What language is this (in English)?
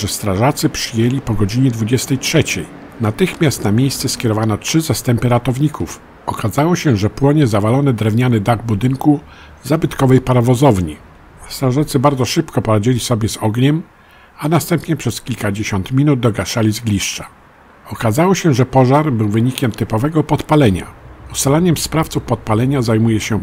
Polish